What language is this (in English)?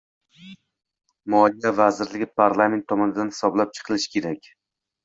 Uzbek